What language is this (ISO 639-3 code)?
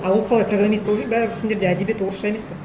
kaz